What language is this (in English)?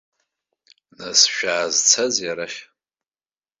Abkhazian